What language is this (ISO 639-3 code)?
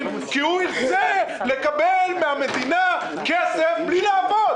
heb